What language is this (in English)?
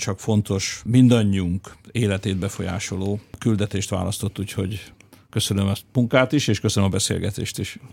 Hungarian